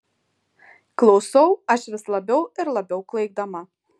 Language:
Lithuanian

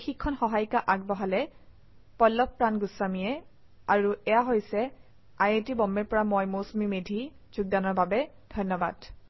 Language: Assamese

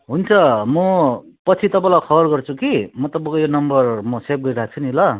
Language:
Nepali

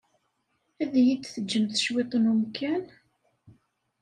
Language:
Kabyle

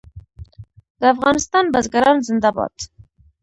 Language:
Pashto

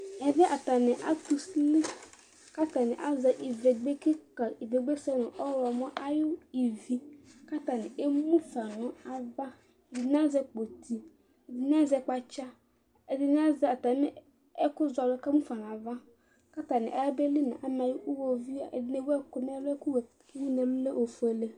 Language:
Ikposo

